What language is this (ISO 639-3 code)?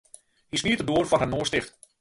fry